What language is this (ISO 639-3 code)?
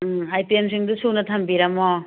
mni